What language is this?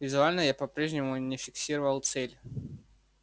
Russian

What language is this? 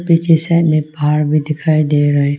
Hindi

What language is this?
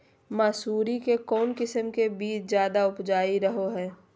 Magahi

